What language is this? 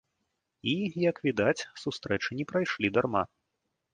Belarusian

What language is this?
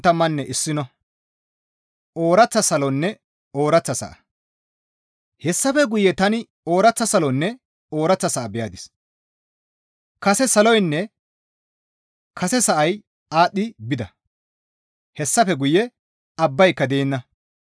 Gamo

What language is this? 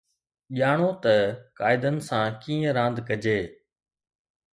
Sindhi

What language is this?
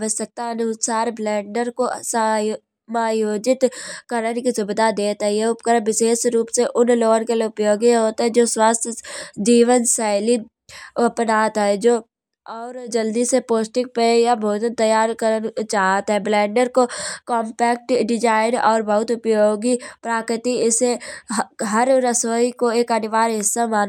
Kanauji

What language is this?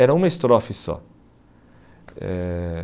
Portuguese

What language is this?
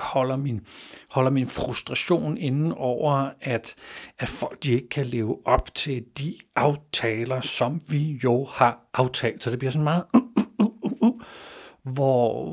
Danish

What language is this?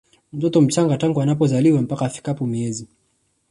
Swahili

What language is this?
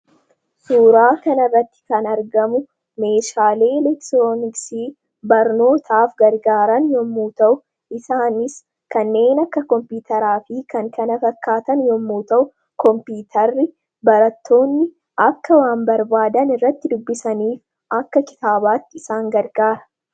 Oromo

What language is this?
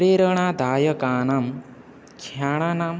Sanskrit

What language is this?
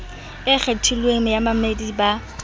Southern Sotho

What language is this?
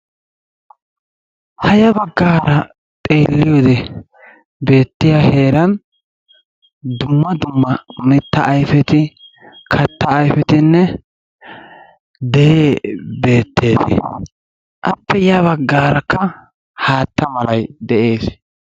Wolaytta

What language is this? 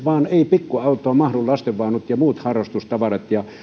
Finnish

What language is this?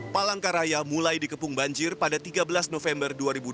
Indonesian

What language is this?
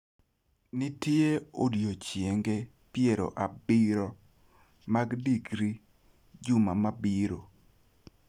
Luo (Kenya and Tanzania)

